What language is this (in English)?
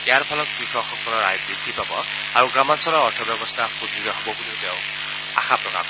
Assamese